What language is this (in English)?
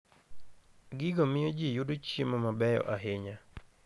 Luo (Kenya and Tanzania)